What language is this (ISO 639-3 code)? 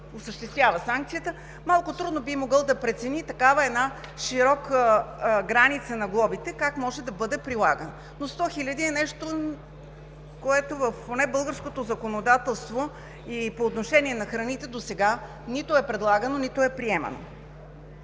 bul